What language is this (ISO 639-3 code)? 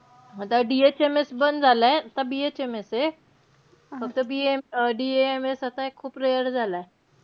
mar